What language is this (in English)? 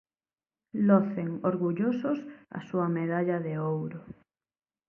Galician